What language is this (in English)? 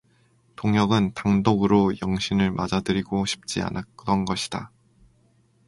Korean